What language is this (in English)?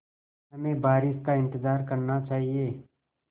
Hindi